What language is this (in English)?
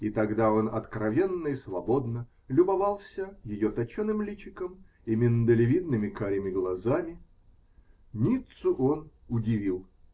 Russian